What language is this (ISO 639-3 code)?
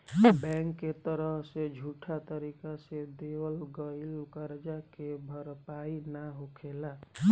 bho